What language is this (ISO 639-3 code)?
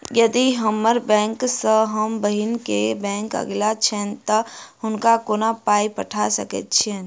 mai